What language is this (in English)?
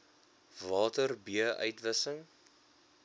Afrikaans